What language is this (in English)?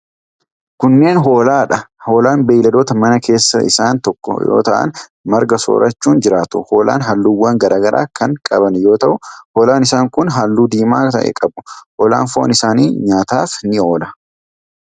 Oromo